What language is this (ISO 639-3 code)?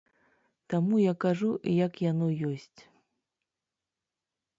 bel